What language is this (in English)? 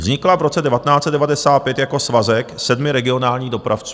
Czech